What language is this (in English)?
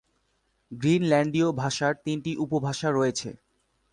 Bangla